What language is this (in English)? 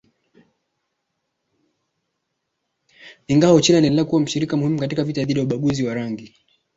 Swahili